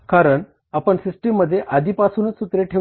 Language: Marathi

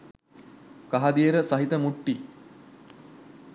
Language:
Sinhala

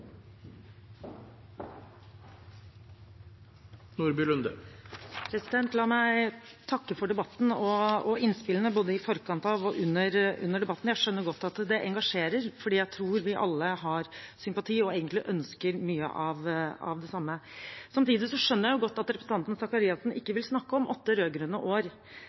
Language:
Norwegian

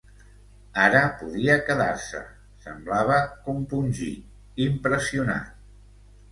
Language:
Catalan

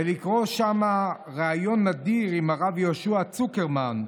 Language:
Hebrew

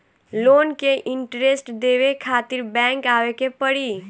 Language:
Bhojpuri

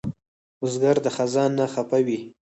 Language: Pashto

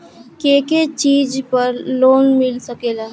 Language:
Bhojpuri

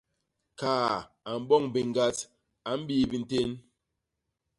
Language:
Basaa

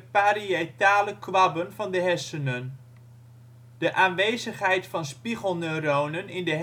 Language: Dutch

